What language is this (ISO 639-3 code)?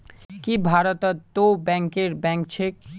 mag